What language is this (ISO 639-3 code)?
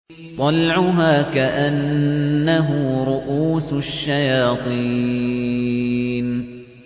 ara